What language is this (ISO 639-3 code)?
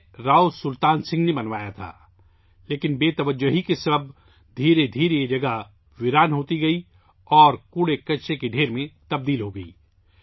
urd